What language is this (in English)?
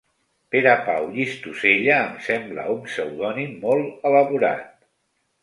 Catalan